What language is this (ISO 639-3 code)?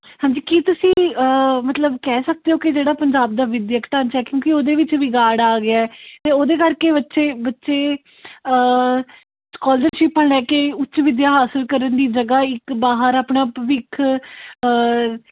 pan